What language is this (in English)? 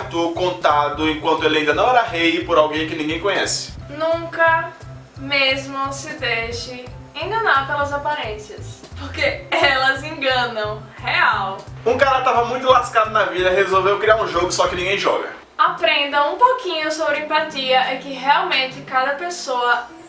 Portuguese